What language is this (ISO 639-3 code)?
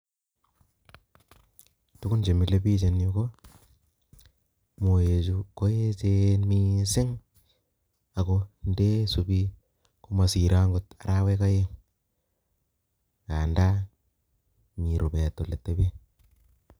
kln